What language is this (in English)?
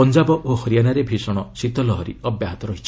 Odia